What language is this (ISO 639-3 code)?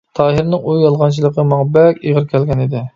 uig